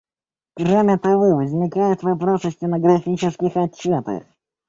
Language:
Russian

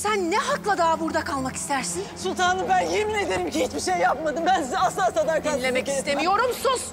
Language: Turkish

